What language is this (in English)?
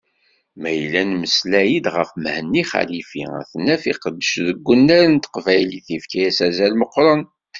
Kabyle